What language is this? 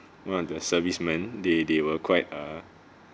English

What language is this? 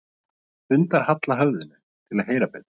Icelandic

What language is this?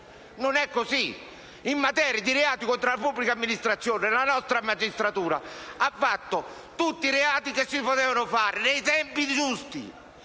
Italian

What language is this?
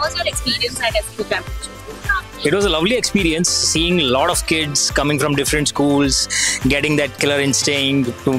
English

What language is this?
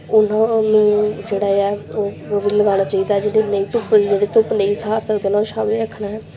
Punjabi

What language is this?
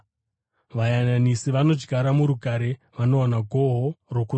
Shona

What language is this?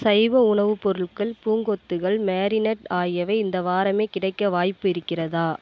Tamil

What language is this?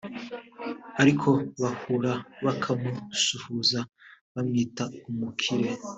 Kinyarwanda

